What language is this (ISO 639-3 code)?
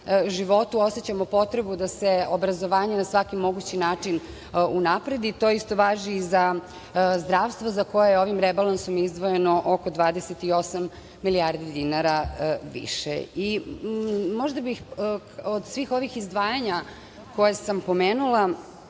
srp